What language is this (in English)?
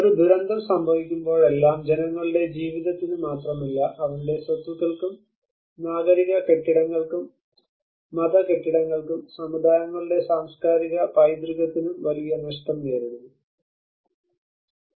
Malayalam